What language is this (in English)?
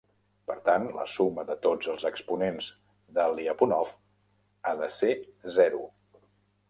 Catalan